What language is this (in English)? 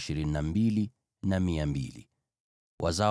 Swahili